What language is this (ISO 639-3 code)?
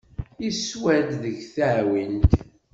kab